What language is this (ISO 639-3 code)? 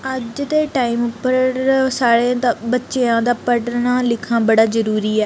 doi